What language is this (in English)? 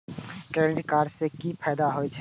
Maithili